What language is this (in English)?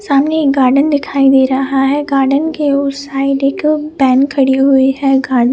Hindi